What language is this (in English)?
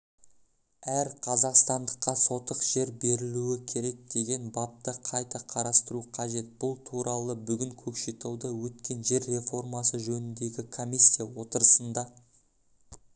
Kazakh